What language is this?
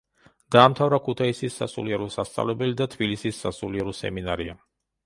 Georgian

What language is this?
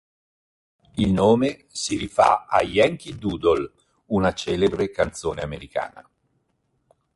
Italian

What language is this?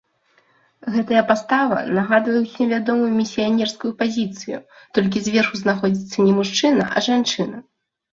Belarusian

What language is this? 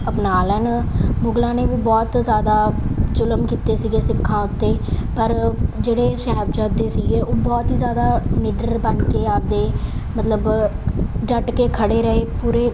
Punjabi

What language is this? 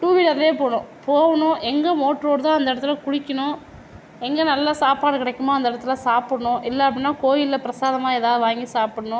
Tamil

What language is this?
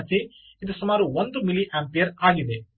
Kannada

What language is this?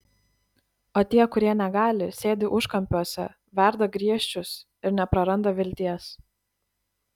Lithuanian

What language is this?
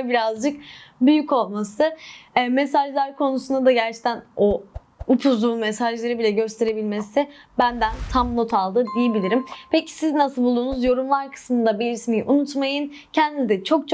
Turkish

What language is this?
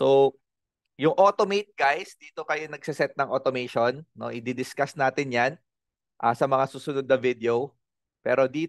Filipino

